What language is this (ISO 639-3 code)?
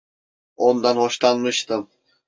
tur